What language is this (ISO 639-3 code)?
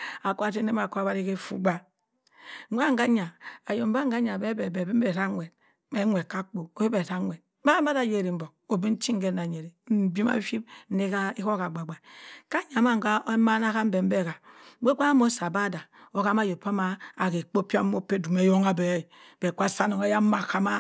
mfn